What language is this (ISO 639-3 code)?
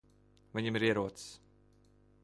lav